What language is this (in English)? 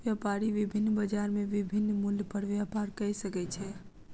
Maithili